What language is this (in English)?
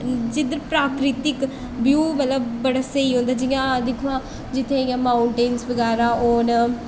Dogri